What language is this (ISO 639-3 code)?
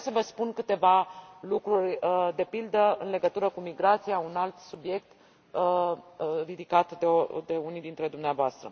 ron